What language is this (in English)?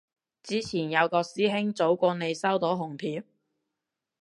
Cantonese